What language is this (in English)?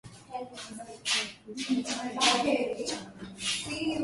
Swahili